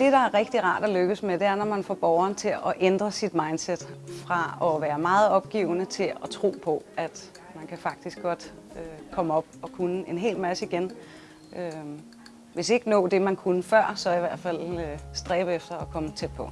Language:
Danish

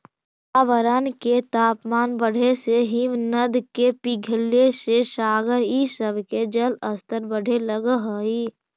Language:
Magahi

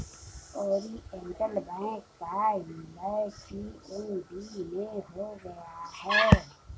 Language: Hindi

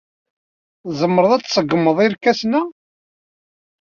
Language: Kabyle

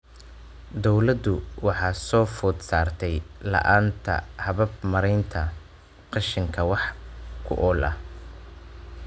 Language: Somali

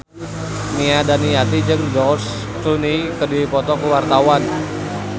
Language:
Sundanese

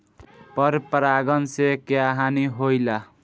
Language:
Bhojpuri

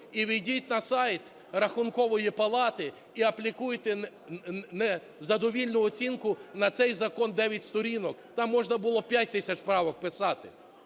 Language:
Ukrainian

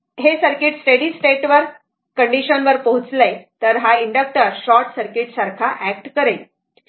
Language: Marathi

